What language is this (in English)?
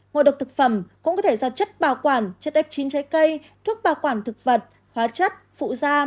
Vietnamese